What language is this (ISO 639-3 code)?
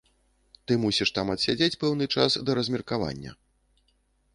bel